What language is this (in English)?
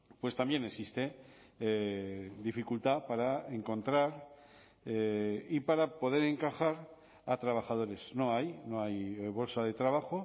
Spanish